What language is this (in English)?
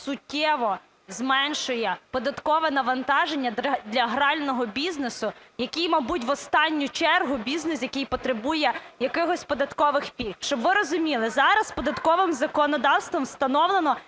Ukrainian